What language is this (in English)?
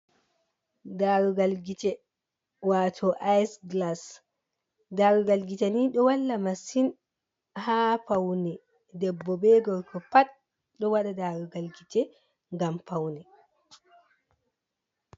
Fula